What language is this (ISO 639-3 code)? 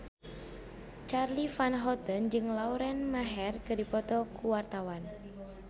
sun